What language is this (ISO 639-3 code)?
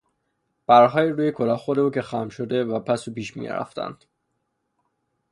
fas